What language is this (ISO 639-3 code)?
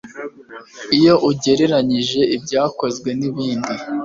kin